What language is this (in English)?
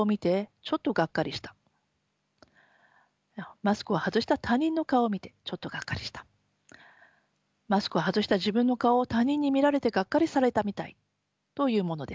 Japanese